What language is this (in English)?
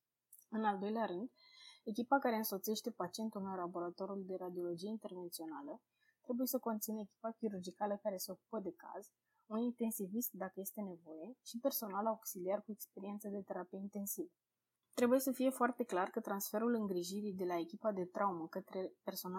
Romanian